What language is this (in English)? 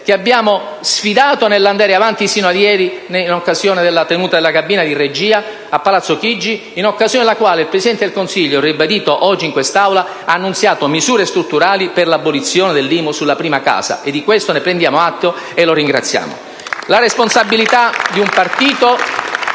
Italian